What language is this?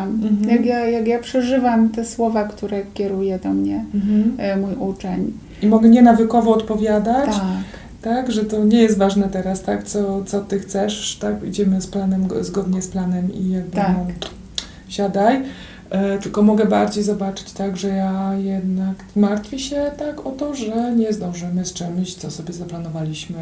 Polish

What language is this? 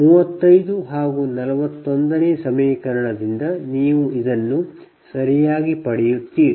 Kannada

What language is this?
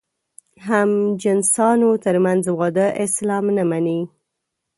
Pashto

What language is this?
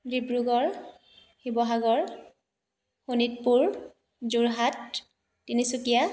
Assamese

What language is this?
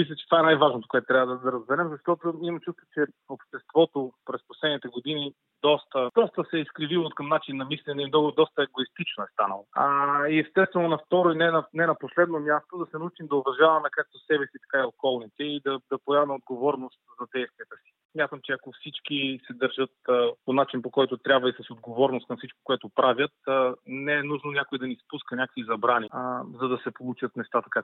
Bulgarian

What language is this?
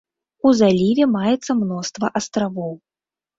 Belarusian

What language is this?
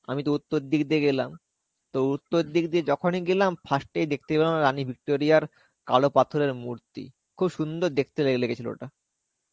Bangla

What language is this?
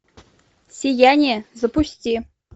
Russian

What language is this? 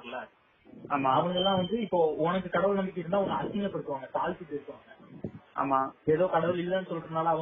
Tamil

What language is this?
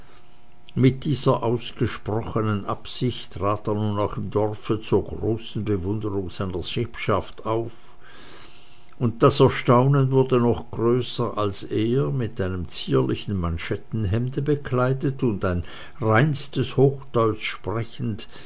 German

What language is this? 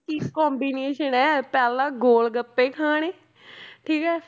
Punjabi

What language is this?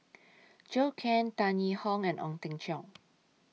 English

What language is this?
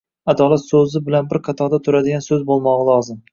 Uzbek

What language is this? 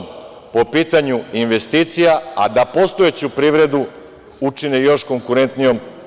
Serbian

